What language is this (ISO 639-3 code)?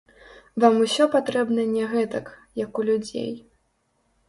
bel